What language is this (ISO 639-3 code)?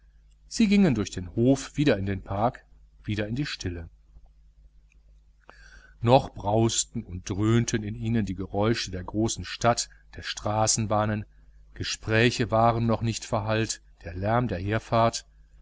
deu